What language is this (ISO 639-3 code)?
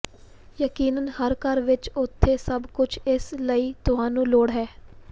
pan